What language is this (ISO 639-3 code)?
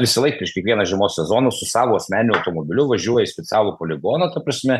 lit